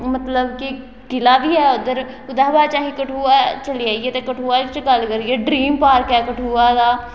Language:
Dogri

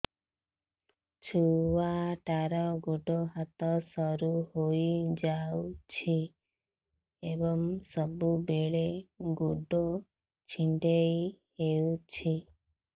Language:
Odia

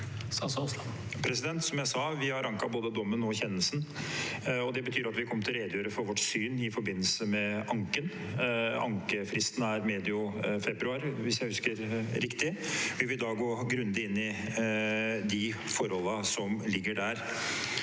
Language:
Norwegian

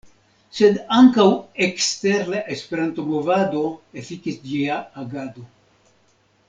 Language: Esperanto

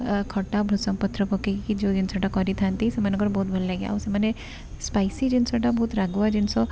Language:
Odia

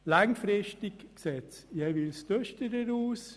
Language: Swiss German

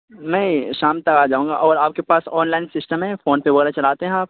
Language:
Urdu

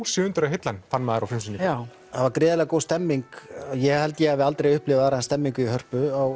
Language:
Icelandic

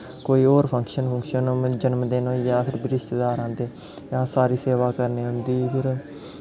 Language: Dogri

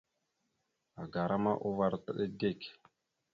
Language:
Mada (Cameroon)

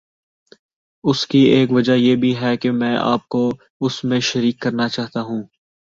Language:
Urdu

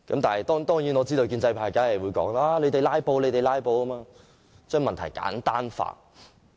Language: Cantonese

